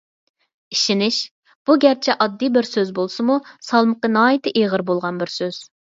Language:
Uyghur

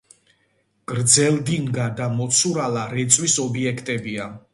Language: Georgian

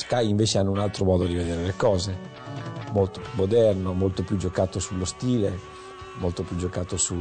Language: Italian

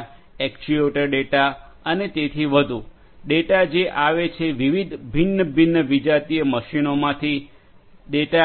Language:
Gujarati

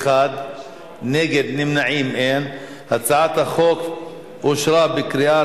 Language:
Hebrew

